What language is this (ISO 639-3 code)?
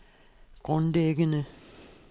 dan